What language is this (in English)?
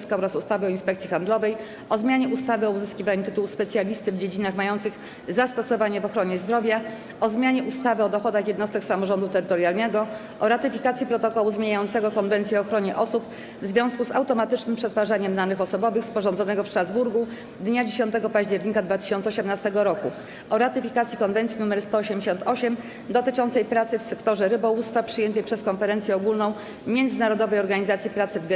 Polish